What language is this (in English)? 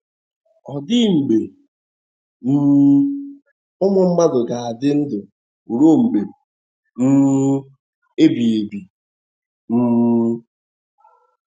Igbo